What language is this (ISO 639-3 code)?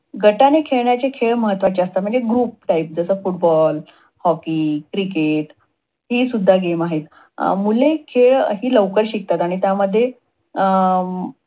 mar